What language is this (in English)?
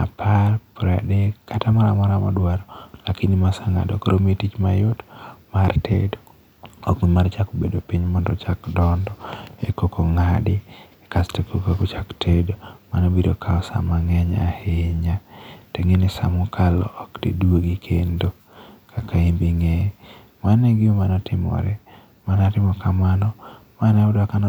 Luo (Kenya and Tanzania)